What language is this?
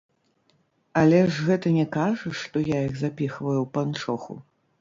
Belarusian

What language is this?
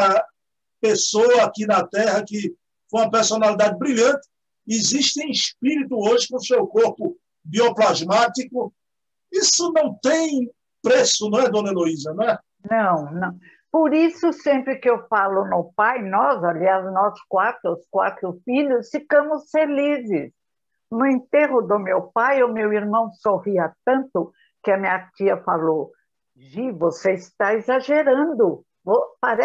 Portuguese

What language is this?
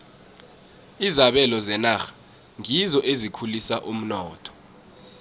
South Ndebele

